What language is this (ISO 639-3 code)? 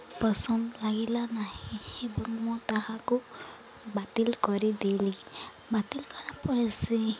ori